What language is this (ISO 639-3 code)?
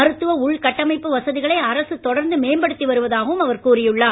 tam